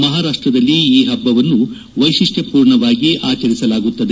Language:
Kannada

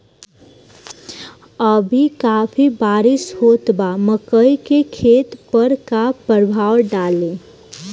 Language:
Bhojpuri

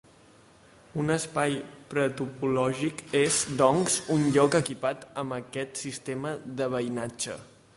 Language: Catalan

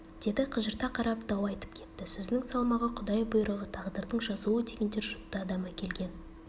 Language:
Kazakh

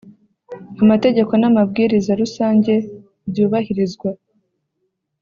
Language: Kinyarwanda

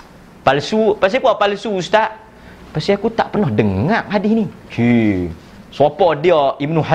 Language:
Malay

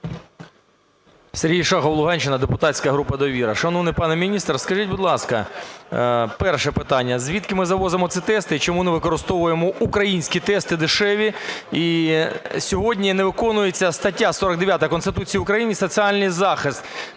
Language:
Ukrainian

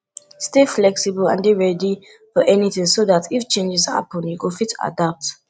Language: Nigerian Pidgin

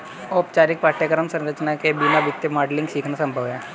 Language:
Hindi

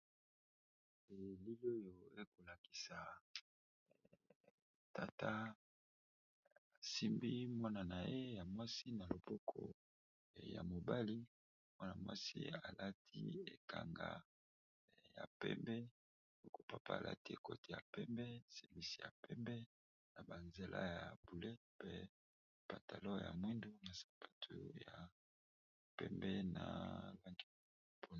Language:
Lingala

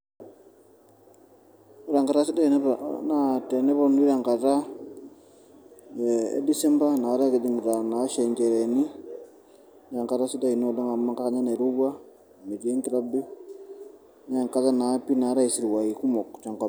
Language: Masai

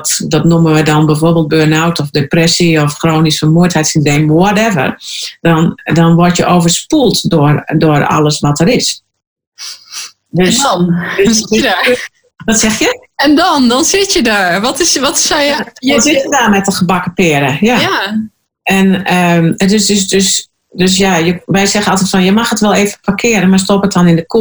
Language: Dutch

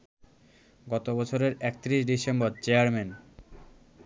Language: Bangla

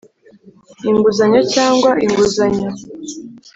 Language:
Kinyarwanda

